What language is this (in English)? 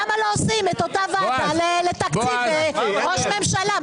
Hebrew